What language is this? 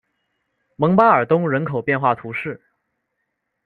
Chinese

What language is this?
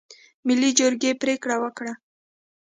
Pashto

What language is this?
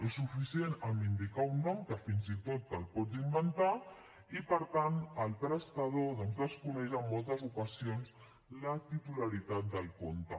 Catalan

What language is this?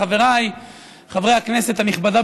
Hebrew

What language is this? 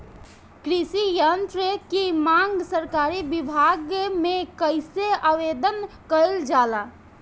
Bhojpuri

